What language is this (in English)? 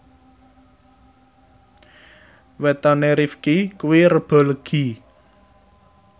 Javanese